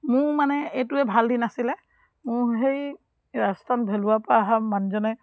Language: Assamese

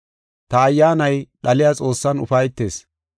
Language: Gofa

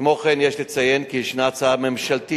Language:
Hebrew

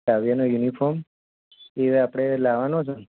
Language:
Gujarati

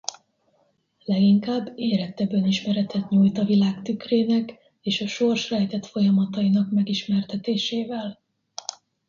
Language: Hungarian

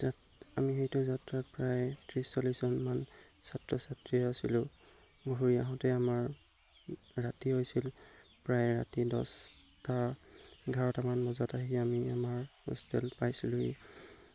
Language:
Assamese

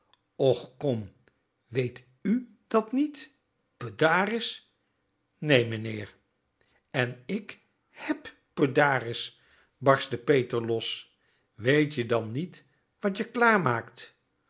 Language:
Dutch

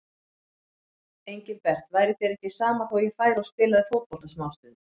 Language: Icelandic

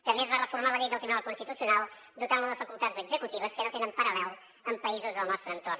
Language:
Catalan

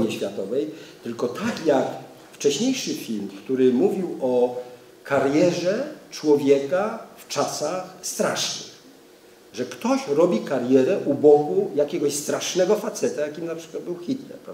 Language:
Polish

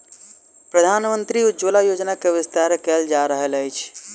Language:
Maithili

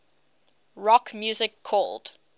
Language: English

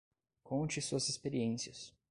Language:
Portuguese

